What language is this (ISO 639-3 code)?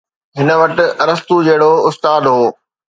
snd